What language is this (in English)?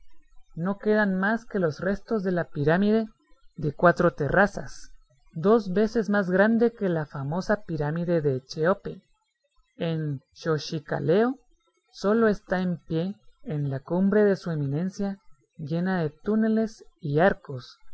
Spanish